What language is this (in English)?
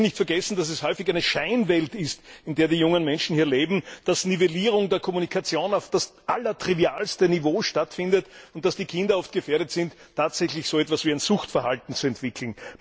German